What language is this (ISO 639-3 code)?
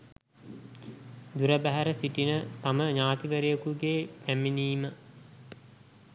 sin